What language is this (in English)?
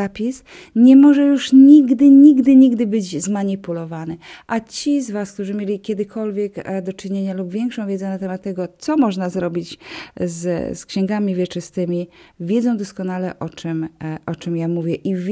Polish